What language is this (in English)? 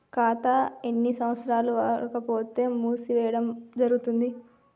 Telugu